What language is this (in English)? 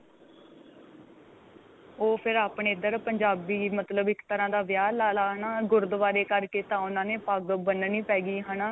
Punjabi